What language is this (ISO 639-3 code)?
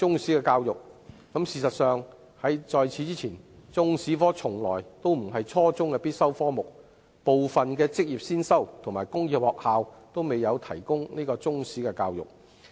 yue